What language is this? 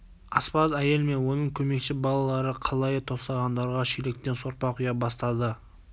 Kazakh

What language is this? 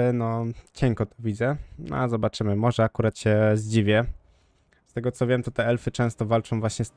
Polish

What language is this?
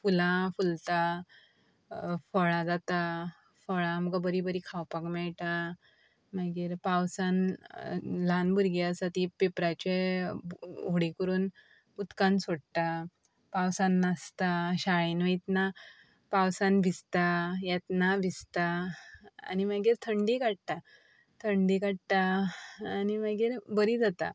Konkani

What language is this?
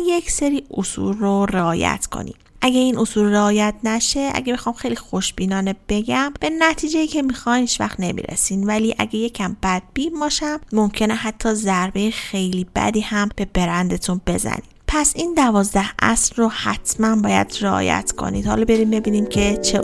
Persian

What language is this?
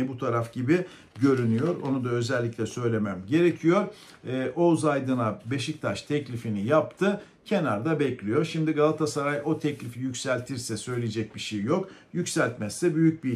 Turkish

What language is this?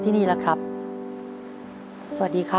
Thai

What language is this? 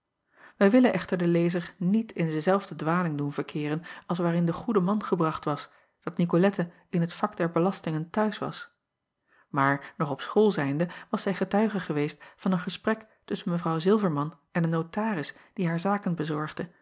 Dutch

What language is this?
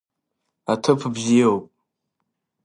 Abkhazian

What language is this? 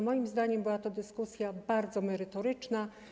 Polish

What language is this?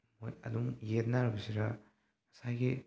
Manipuri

